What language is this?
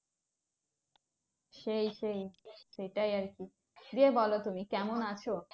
Bangla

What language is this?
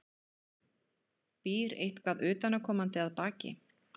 Icelandic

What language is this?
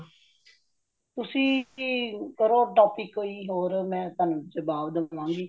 Punjabi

